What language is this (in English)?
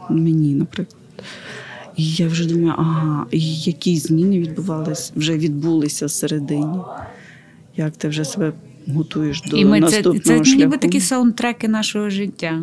Ukrainian